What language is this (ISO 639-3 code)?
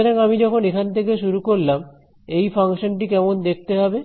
ben